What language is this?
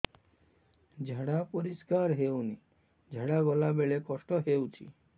Odia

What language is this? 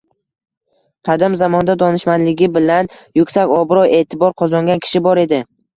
Uzbek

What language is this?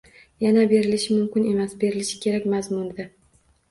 Uzbek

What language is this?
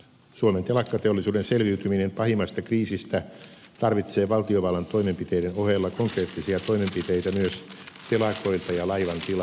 Finnish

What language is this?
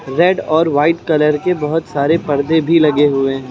Hindi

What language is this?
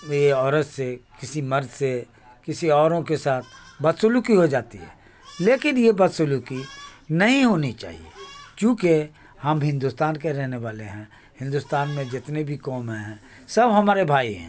Urdu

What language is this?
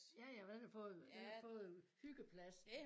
Danish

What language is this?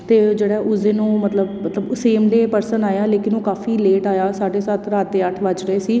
Punjabi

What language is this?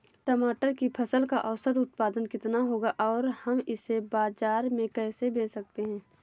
Hindi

